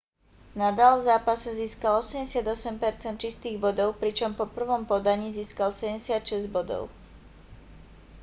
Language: Slovak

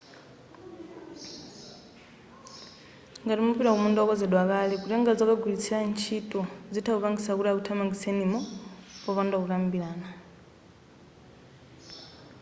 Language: Nyanja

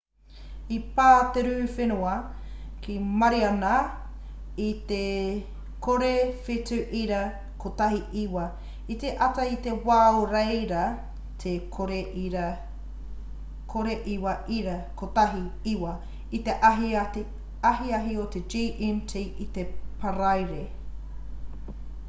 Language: Māori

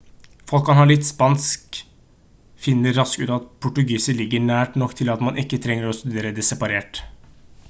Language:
Norwegian Bokmål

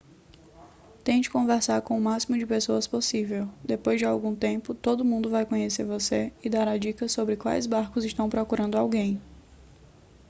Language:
Portuguese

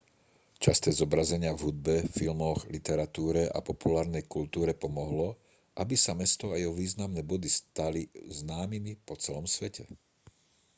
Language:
Slovak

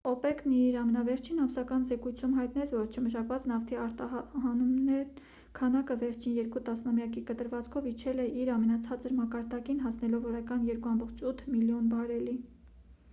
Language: Armenian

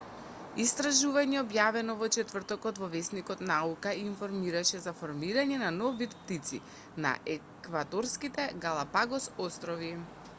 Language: Macedonian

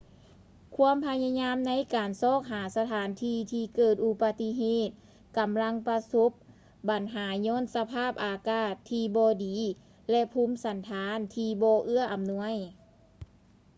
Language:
Lao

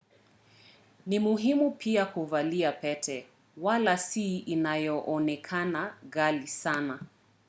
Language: Swahili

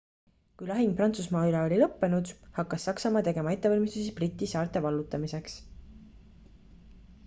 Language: Estonian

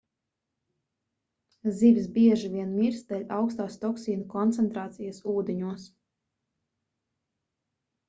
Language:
Latvian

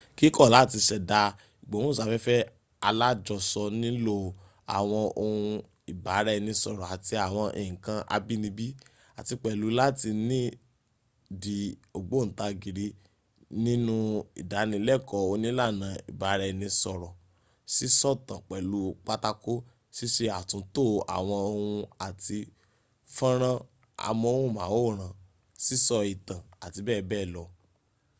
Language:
Yoruba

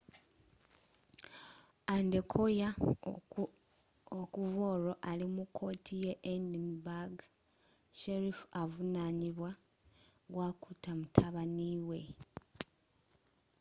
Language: Ganda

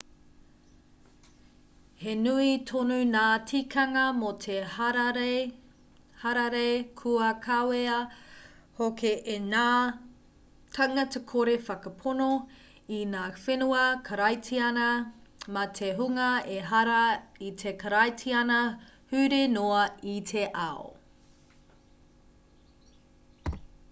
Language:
Māori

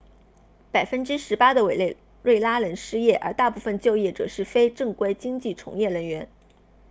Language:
Chinese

